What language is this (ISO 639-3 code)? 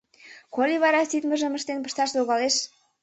chm